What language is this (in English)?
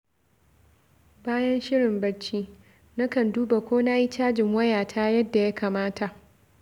Hausa